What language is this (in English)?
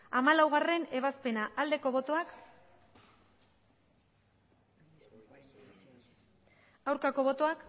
Basque